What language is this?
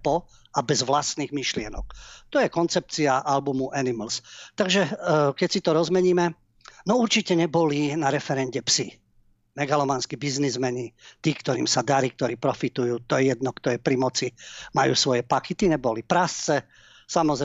Slovak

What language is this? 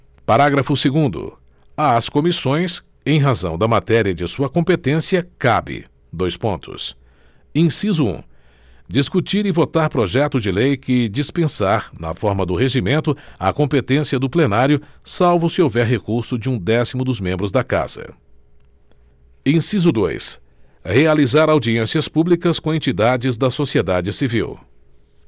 Portuguese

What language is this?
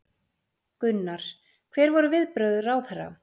Icelandic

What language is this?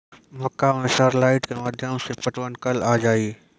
Maithili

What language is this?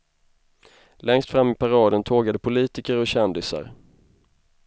Swedish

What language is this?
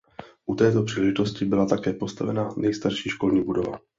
Czech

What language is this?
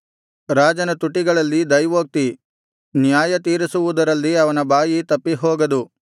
Kannada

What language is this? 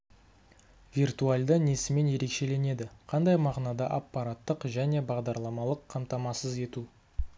Kazakh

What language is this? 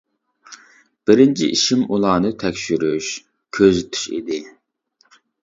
Uyghur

